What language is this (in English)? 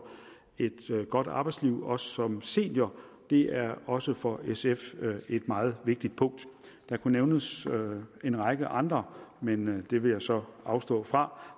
Danish